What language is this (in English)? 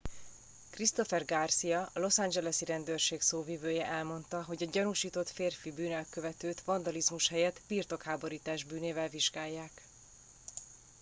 Hungarian